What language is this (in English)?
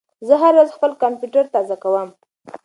Pashto